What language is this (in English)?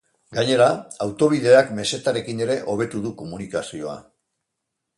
Basque